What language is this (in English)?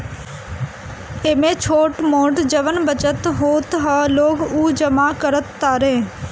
Bhojpuri